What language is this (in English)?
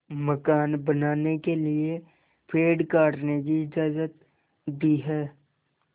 Hindi